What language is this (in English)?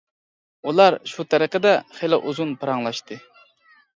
Uyghur